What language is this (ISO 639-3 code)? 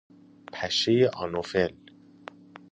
fas